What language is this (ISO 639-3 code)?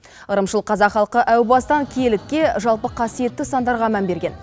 kaz